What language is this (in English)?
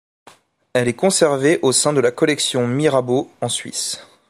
French